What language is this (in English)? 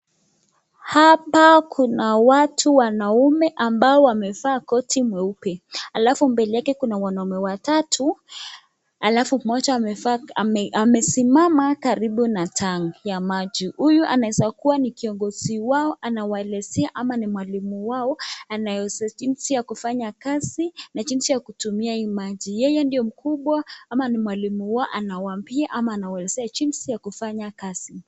Swahili